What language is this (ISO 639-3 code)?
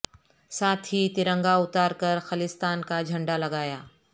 urd